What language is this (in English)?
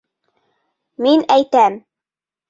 Bashkir